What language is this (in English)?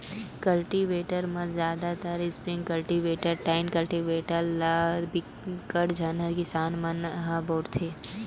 Chhattisgarhi